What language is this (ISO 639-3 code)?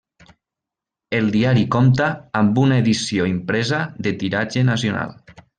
cat